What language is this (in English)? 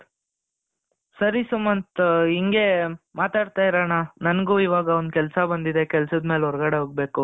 Kannada